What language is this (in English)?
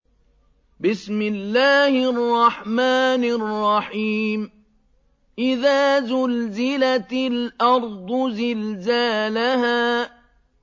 Arabic